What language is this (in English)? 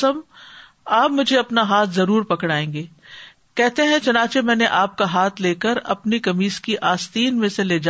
Urdu